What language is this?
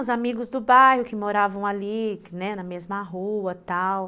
Portuguese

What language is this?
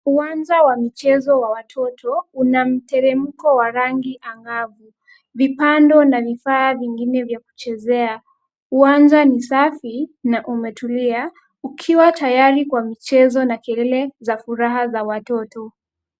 Swahili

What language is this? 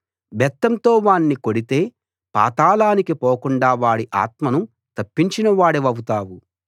Telugu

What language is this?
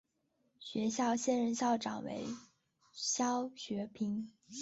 Chinese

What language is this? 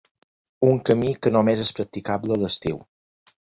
Catalan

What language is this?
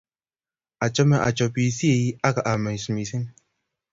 Kalenjin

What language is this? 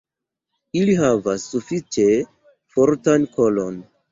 Esperanto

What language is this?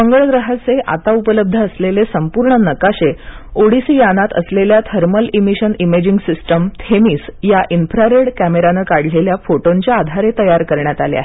Marathi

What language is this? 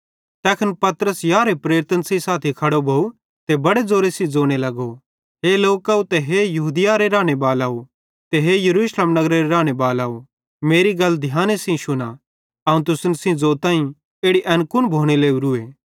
Bhadrawahi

